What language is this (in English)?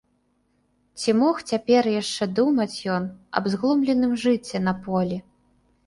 Belarusian